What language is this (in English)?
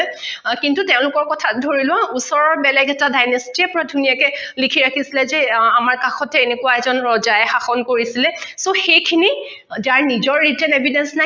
Assamese